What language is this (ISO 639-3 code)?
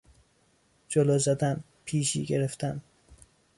fas